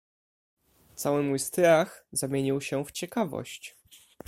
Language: Polish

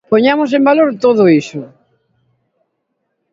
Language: Galician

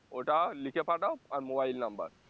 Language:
Bangla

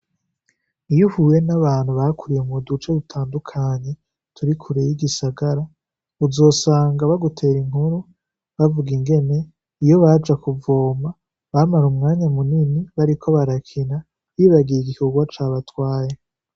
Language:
Rundi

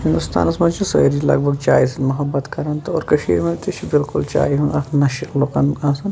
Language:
Kashmiri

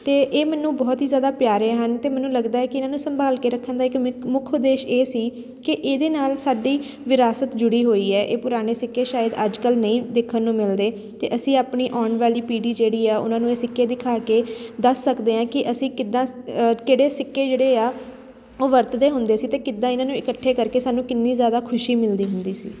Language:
Punjabi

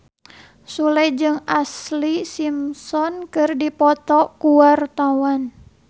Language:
Sundanese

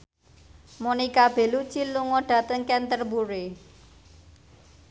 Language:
Javanese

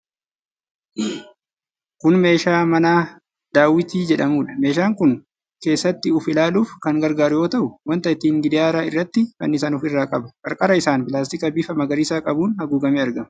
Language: Oromo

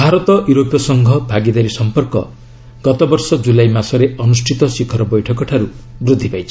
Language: Odia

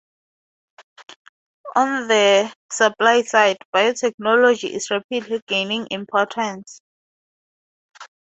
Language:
English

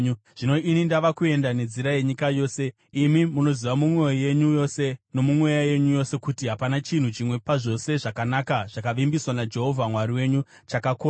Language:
Shona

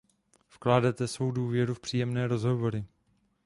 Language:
Czech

